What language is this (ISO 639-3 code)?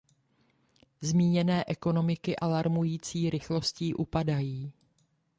ces